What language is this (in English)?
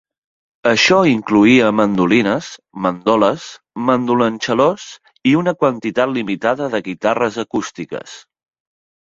Catalan